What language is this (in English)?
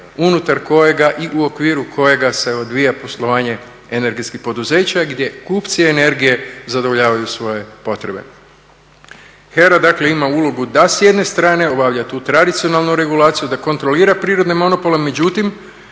Croatian